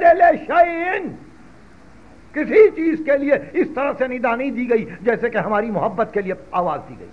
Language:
Hindi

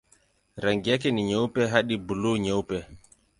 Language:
Swahili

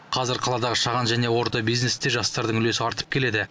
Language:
Kazakh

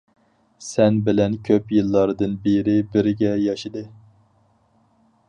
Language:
Uyghur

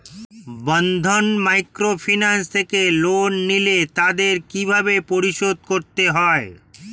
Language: Bangla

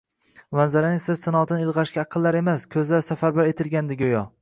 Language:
Uzbek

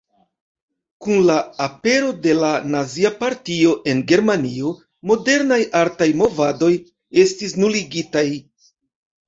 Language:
Esperanto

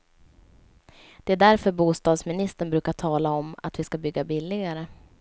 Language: Swedish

